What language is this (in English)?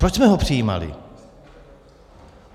Czech